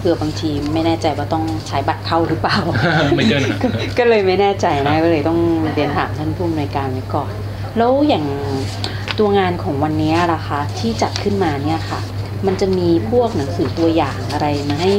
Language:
Thai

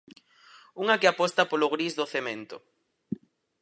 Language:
Galician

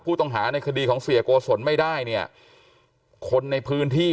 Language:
Thai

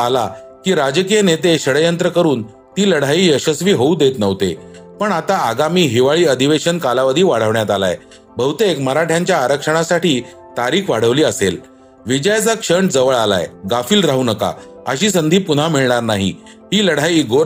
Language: Marathi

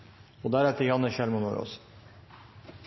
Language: Norwegian Bokmål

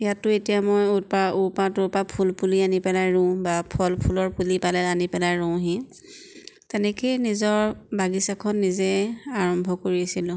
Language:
Assamese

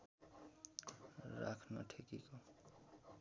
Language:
Nepali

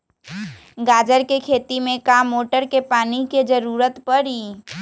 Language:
Magahi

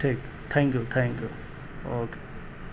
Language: Urdu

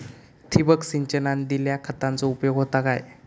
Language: Marathi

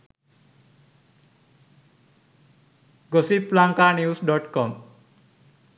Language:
Sinhala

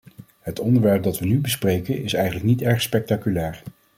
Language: Dutch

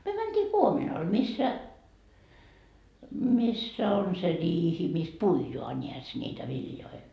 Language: Finnish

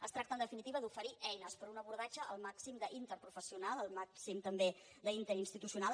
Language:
Catalan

